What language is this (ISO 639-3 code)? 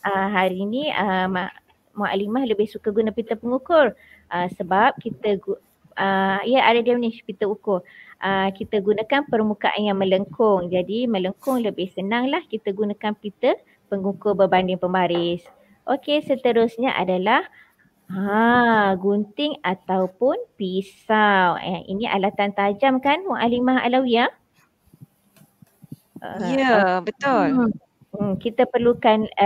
msa